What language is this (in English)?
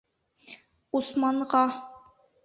Bashkir